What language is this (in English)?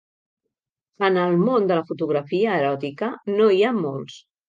Catalan